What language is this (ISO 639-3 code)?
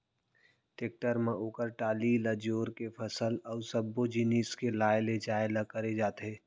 hne